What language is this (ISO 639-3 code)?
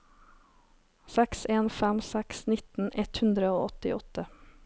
nor